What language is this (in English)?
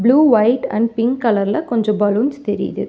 Tamil